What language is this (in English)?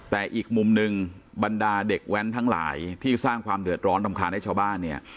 Thai